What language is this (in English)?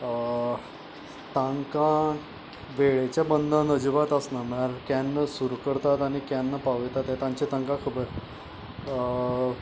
Konkani